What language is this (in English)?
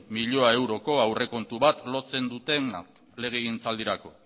Basque